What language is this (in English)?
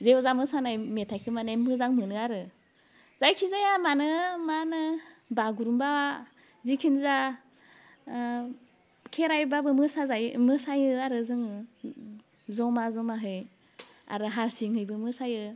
Bodo